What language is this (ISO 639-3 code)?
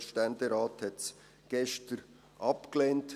gsw